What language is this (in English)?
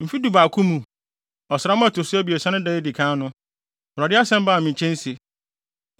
Akan